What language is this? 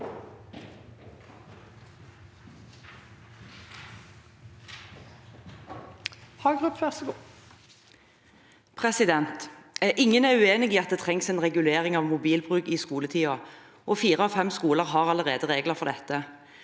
Norwegian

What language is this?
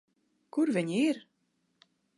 Latvian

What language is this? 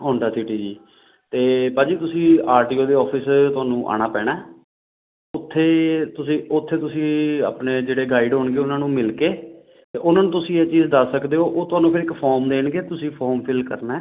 Punjabi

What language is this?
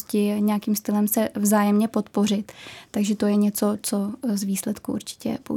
Czech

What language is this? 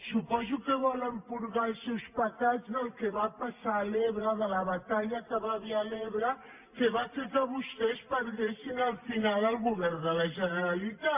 Catalan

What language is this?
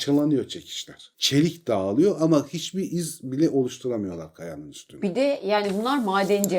Turkish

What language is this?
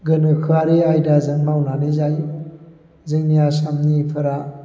Bodo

